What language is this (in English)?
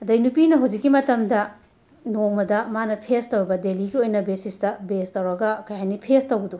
Manipuri